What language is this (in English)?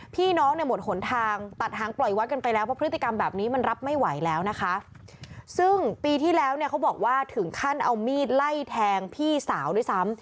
Thai